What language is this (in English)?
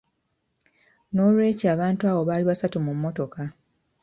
Ganda